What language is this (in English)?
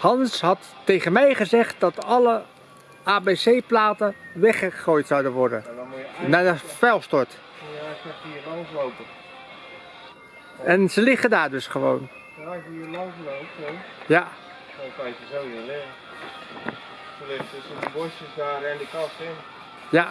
Dutch